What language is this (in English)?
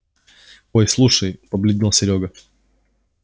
Russian